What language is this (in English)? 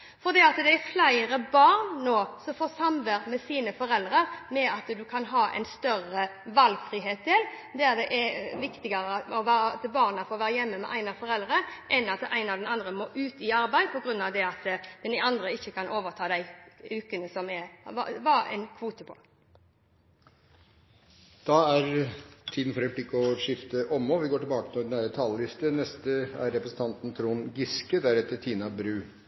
Norwegian